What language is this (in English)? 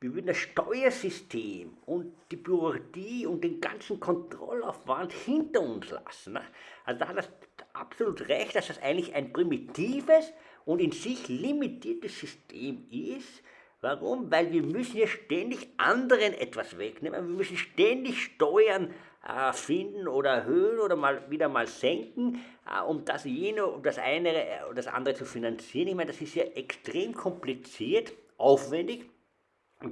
German